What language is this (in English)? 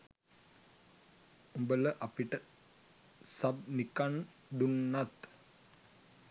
Sinhala